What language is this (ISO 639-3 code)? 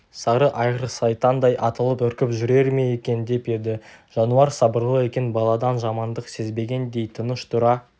kaz